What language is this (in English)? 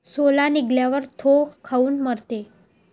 Marathi